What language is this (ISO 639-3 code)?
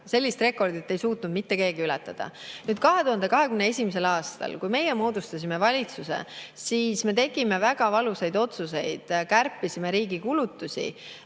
est